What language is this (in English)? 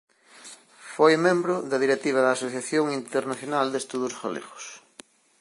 Galician